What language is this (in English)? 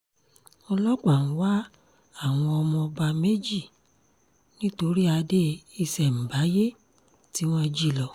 Yoruba